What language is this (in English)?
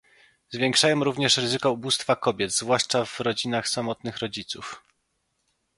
Polish